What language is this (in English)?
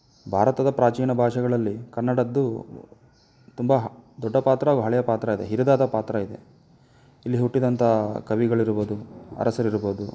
Kannada